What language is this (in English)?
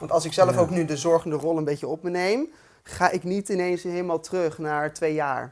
Dutch